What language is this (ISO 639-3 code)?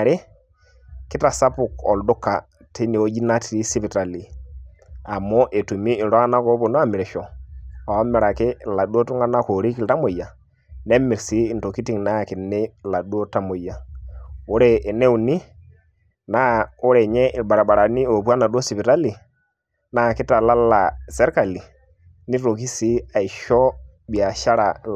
mas